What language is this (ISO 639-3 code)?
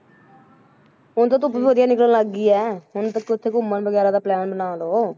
pan